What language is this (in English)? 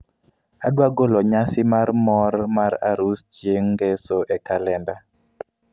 Luo (Kenya and Tanzania)